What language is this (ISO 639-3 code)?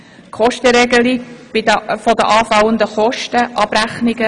gsw